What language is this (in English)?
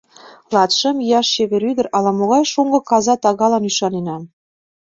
Mari